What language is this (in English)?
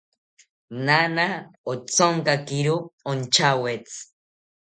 South Ucayali Ashéninka